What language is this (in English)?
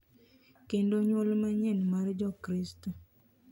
Luo (Kenya and Tanzania)